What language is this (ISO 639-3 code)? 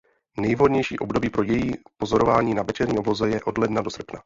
ces